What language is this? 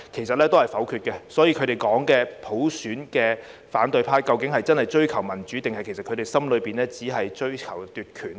Cantonese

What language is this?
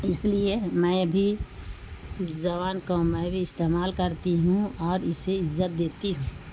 Urdu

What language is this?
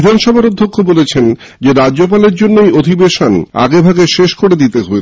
Bangla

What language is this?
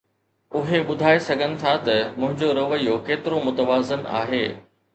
Sindhi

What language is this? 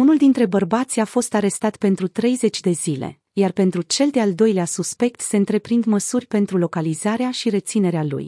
Romanian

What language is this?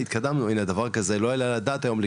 Hebrew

